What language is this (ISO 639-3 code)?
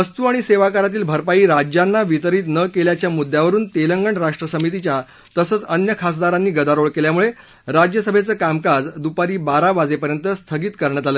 mar